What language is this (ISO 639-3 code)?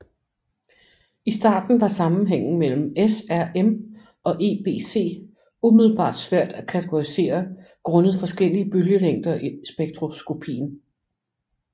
dan